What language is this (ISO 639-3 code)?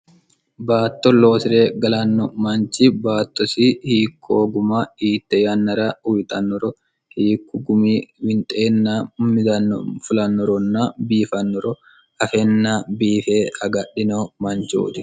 sid